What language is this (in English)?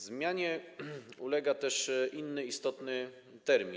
Polish